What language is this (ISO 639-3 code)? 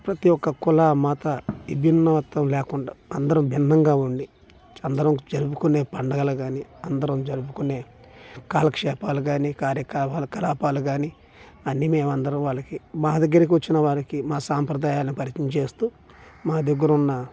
tel